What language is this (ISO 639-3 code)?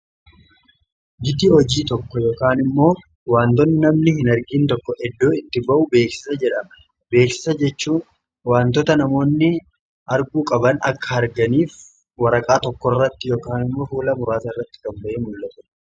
orm